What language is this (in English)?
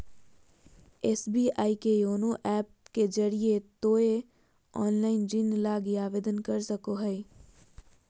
Magahi